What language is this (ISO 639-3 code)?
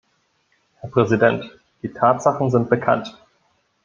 deu